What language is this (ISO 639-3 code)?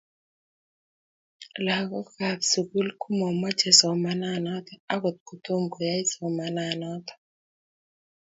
kln